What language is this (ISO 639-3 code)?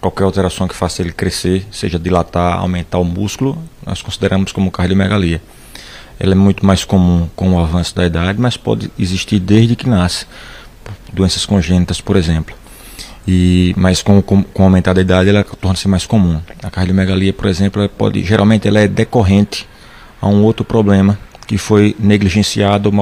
por